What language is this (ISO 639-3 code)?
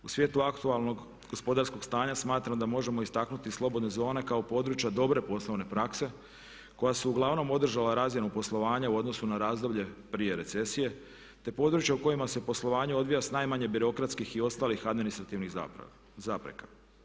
hrv